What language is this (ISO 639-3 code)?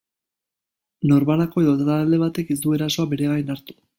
eus